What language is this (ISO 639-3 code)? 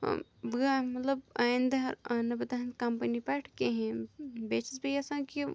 kas